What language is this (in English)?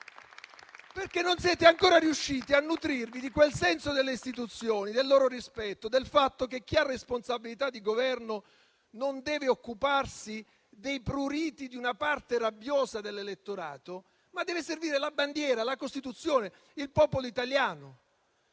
Italian